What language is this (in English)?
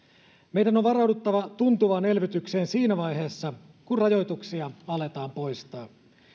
Finnish